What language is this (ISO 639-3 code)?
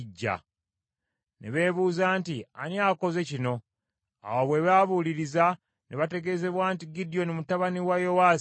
lug